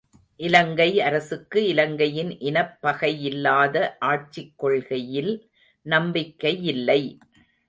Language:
Tamil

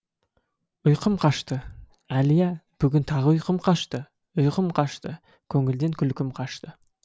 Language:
Kazakh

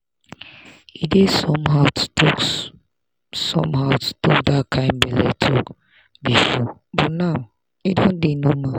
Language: Nigerian Pidgin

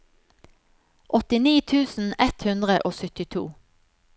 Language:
Norwegian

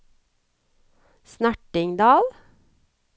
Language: Norwegian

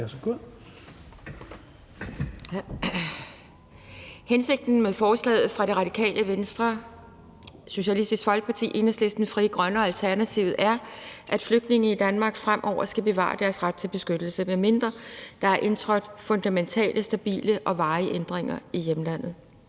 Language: Danish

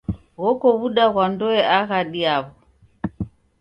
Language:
Taita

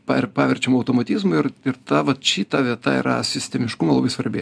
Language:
Lithuanian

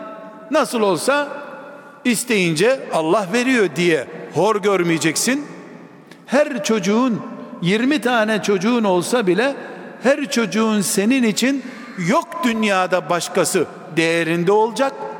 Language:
Turkish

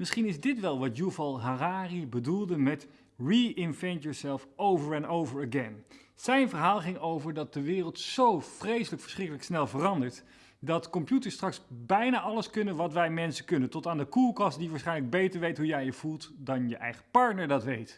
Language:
Dutch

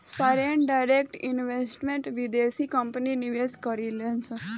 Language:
Bhojpuri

